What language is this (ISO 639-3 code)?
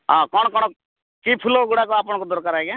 ori